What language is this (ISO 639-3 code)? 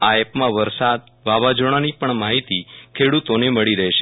guj